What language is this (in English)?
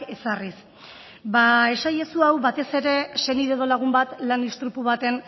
Basque